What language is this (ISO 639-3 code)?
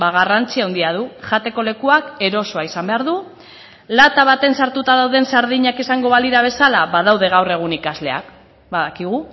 eus